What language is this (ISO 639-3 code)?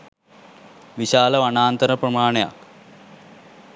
sin